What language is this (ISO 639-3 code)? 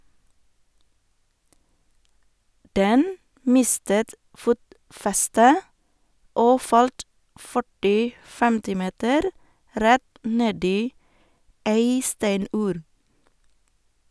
nor